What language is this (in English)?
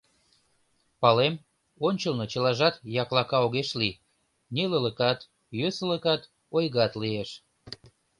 Mari